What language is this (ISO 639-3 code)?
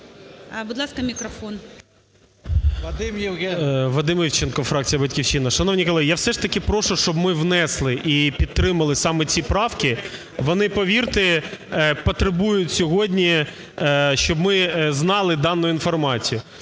ukr